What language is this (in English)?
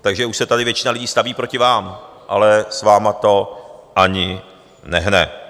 Czech